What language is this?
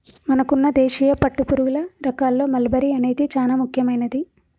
Telugu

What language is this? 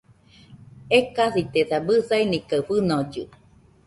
Nüpode Huitoto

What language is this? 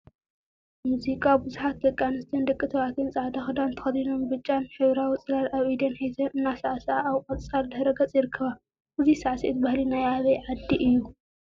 Tigrinya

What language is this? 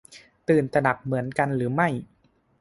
Thai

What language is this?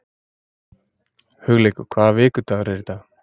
Icelandic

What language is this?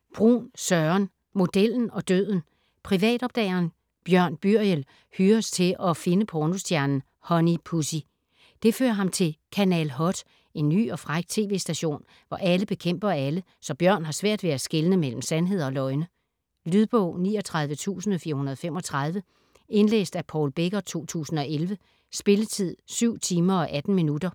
Danish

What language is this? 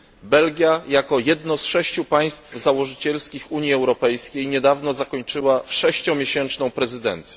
Polish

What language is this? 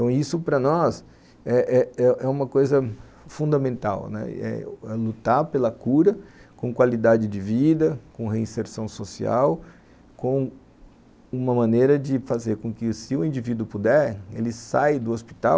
Portuguese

